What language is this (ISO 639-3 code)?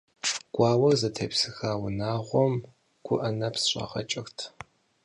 kbd